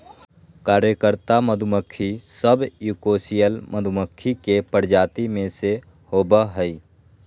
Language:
Magahi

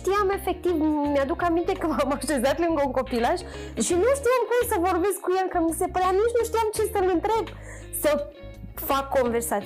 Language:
Romanian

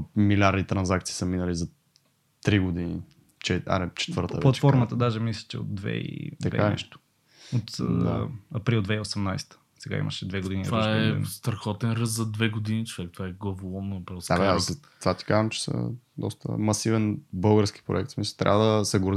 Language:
Bulgarian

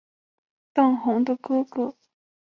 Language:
Chinese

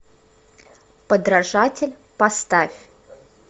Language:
Russian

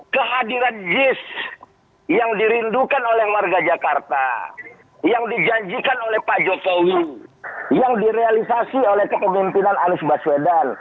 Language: Indonesian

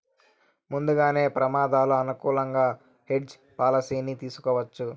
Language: Telugu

